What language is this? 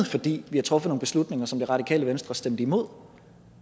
Danish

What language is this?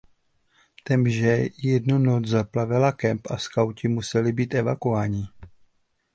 Czech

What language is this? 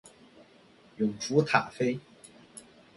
Chinese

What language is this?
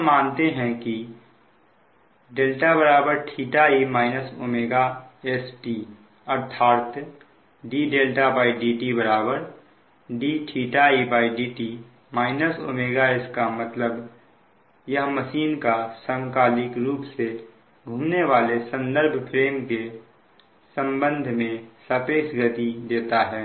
Hindi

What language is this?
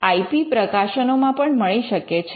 Gujarati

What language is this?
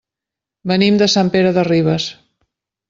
Catalan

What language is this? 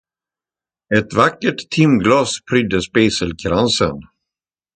Swedish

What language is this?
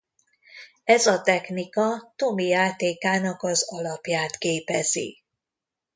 Hungarian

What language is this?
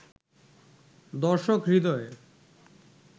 Bangla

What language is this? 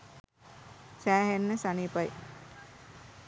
Sinhala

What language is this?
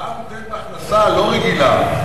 Hebrew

